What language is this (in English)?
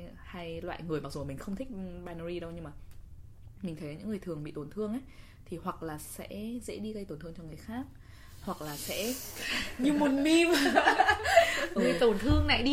Vietnamese